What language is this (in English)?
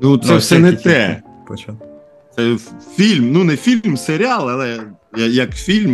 Ukrainian